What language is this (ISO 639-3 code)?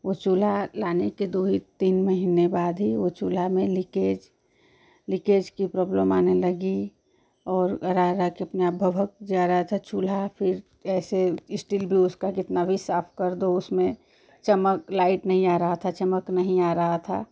hin